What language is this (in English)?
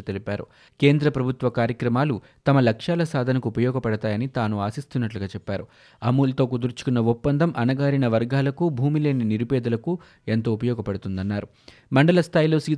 Telugu